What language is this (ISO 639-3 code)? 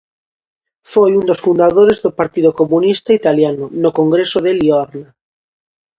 glg